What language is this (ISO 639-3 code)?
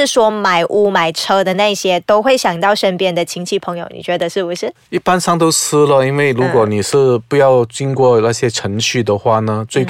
zho